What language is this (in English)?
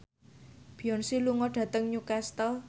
Javanese